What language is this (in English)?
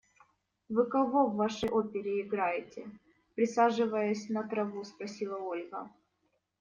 Russian